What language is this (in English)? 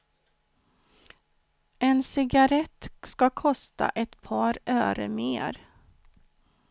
Swedish